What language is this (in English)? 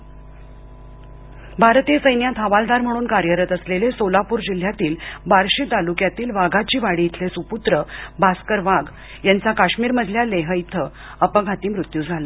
Marathi